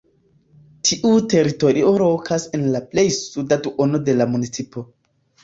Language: Esperanto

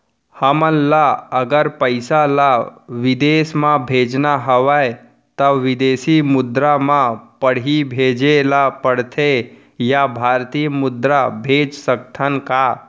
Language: Chhattisgarhi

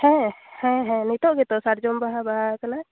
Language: Santali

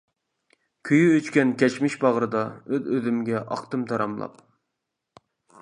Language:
Uyghur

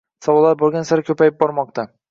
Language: Uzbek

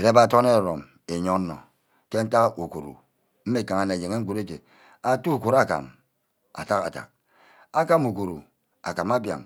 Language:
Ubaghara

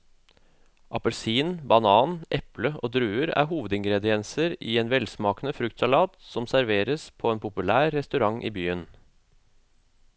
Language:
Norwegian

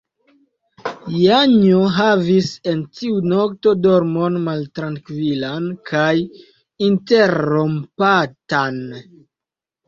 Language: Esperanto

